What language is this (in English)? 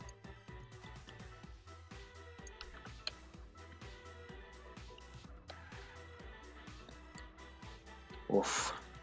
Romanian